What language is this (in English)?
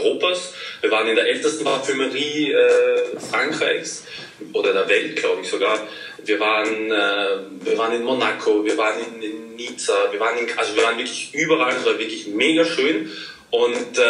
German